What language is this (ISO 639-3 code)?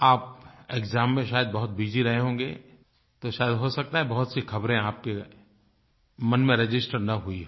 hin